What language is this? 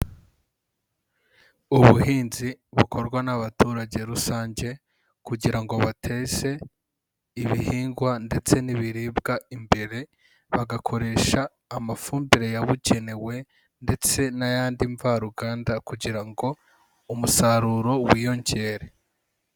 Kinyarwanda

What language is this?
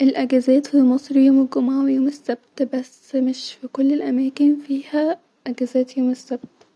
Egyptian Arabic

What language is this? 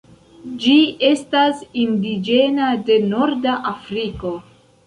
Esperanto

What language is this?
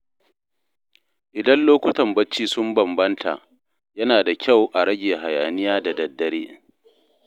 Hausa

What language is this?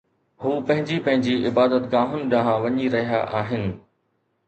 Sindhi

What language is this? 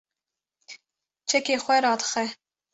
Kurdish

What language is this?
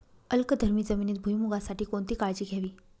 Marathi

